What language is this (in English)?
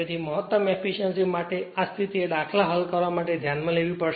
Gujarati